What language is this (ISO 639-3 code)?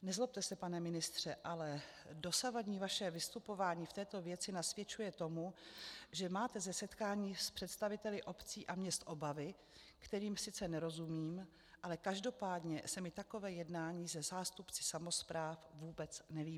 ces